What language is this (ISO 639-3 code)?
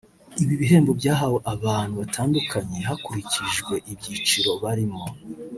kin